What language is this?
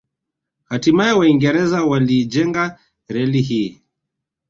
Swahili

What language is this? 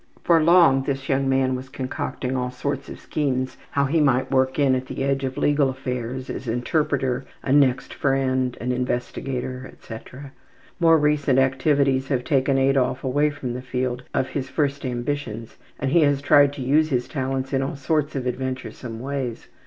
English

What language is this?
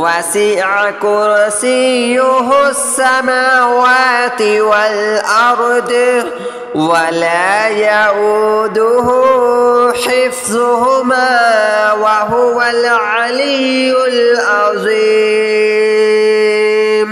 Arabic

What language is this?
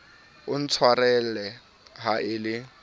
Southern Sotho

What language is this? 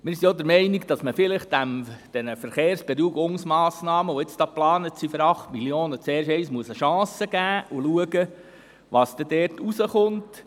Swiss German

